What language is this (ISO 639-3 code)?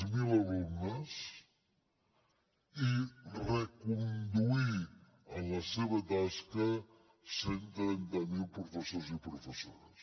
cat